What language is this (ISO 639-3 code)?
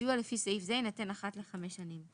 heb